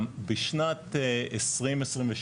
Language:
Hebrew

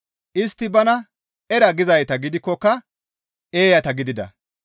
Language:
Gamo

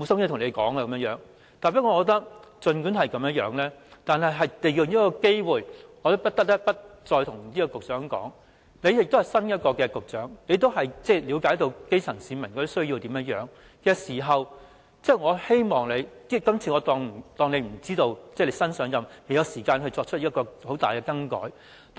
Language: Cantonese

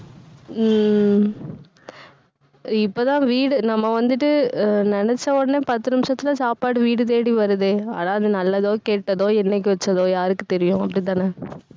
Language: Tamil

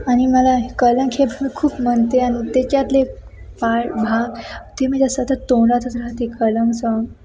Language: Marathi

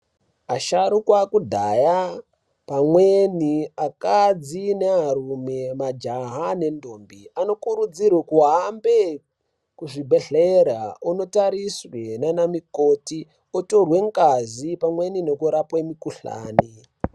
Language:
Ndau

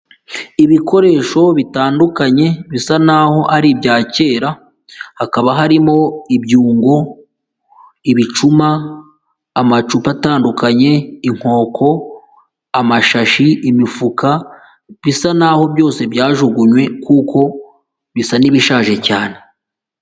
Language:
Kinyarwanda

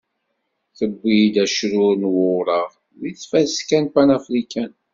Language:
Kabyle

